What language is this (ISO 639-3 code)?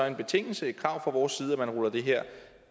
dan